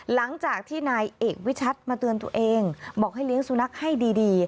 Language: Thai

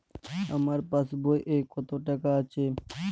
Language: Bangla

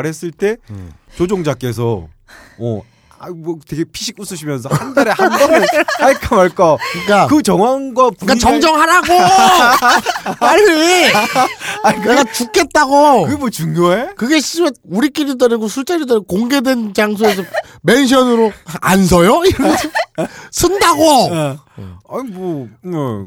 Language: Korean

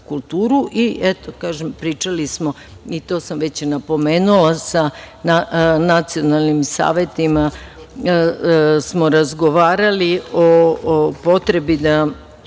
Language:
Serbian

